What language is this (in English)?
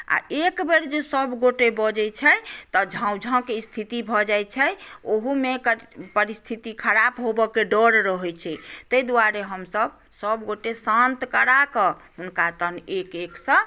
Maithili